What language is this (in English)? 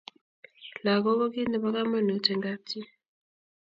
Kalenjin